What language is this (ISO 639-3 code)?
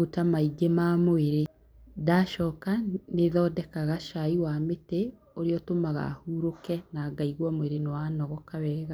kik